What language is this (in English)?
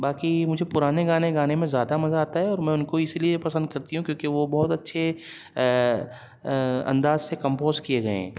Urdu